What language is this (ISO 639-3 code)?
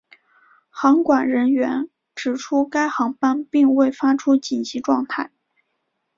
zho